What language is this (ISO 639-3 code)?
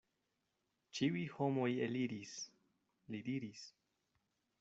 epo